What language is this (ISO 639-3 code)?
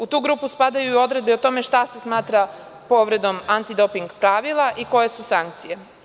srp